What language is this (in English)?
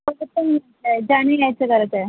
Marathi